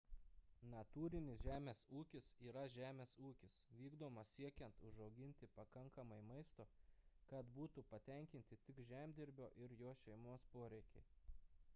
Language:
Lithuanian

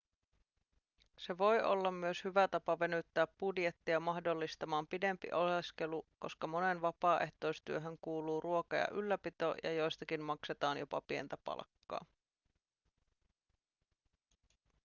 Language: Finnish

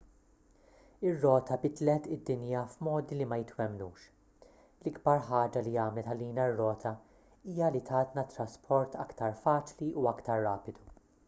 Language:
Maltese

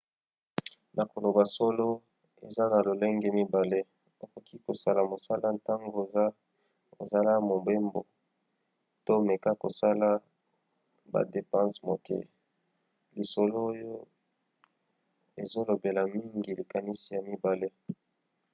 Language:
Lingala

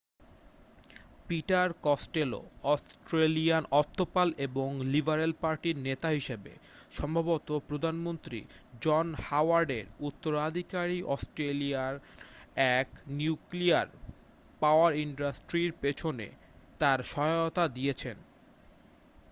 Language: Bangla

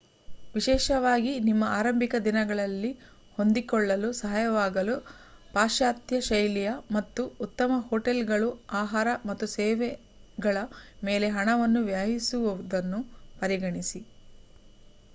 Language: Kannada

